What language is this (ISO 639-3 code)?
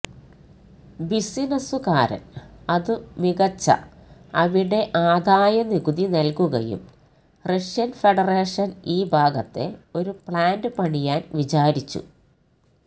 mal